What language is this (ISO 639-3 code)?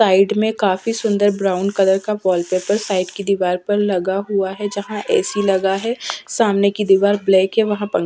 hin